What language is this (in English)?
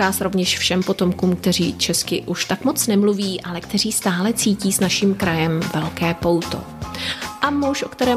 Czech